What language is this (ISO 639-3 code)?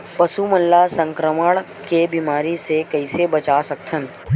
hne